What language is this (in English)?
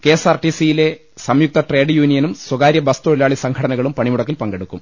Malayalam